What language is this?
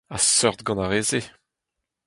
Breton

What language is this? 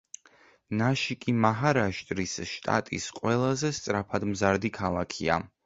Georgian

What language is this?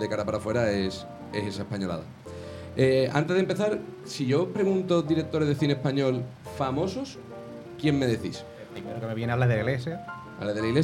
Spanish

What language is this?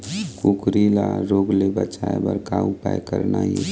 Chhattisgarhi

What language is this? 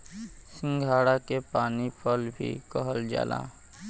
Bhojpuri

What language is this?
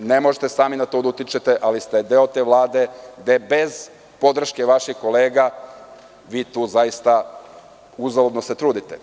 Serbian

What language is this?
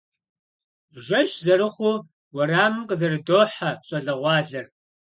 Kabardian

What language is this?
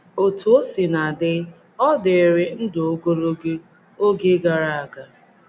Igbo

